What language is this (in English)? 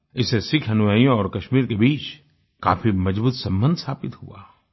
Hindi